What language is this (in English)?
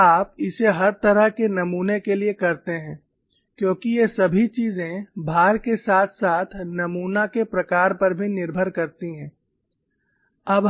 Hindi